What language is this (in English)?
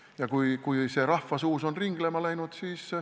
Estonian